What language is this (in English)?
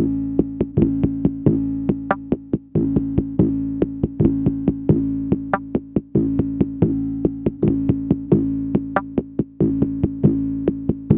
Russian